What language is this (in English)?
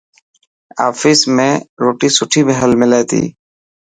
Dhatki